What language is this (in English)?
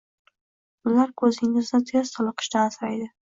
Uzbek